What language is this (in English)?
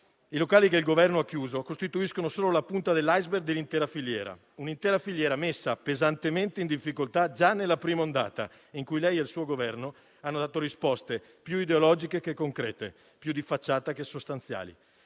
Italian